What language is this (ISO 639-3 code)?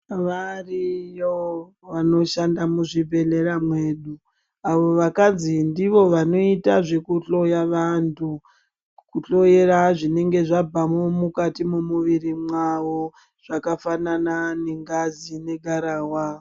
ndc